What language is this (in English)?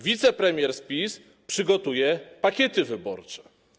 Polish